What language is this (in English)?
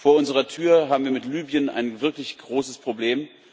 German